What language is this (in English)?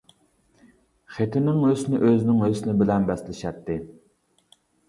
Uyghur